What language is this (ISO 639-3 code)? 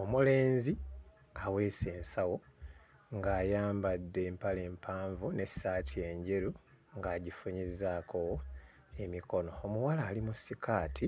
lug